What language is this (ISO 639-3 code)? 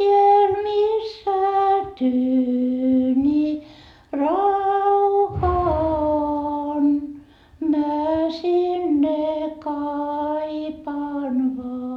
fin